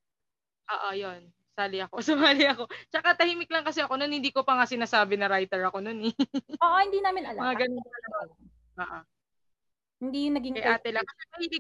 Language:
Filipino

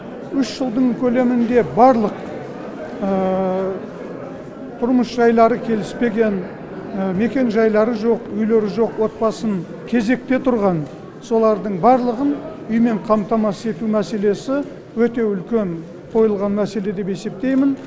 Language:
Kazakh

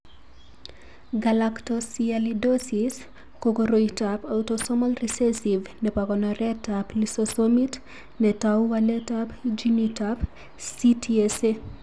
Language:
Kalenjin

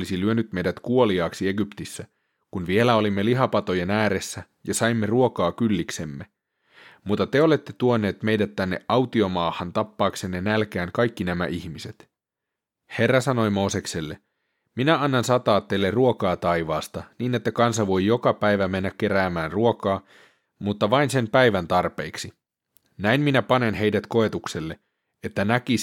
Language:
Finnish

